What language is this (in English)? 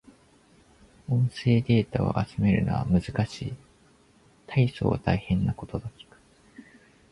Japanese